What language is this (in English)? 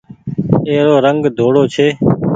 Goaria